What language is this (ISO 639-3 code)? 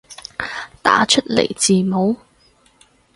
yue